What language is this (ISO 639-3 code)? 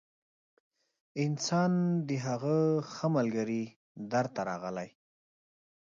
pus